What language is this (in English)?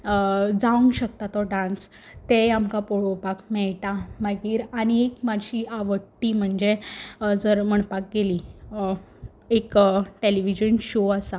Konkani